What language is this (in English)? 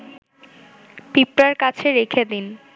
Bangla